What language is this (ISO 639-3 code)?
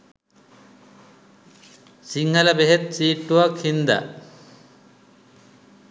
sin